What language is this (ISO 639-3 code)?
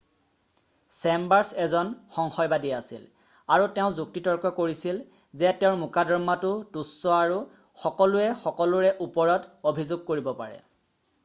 asm